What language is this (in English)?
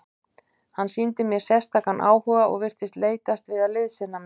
Icelandic